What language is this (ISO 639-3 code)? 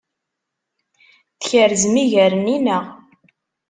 kab